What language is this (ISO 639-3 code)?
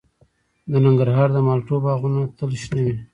pus